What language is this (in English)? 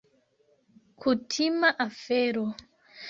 Esperanto